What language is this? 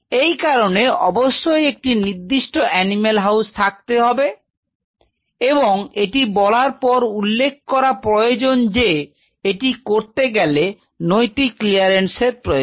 Bangla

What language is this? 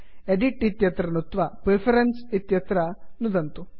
Sanskrit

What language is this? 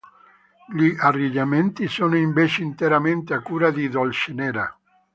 Italian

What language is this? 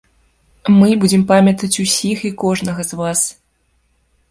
Belarusian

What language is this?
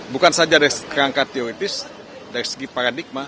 Indonesian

